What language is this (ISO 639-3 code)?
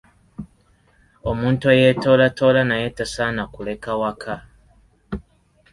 lug